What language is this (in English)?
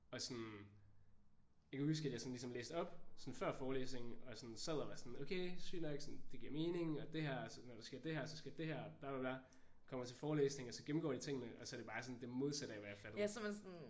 Danish